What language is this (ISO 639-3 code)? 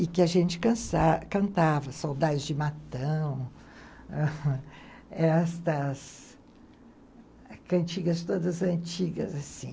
por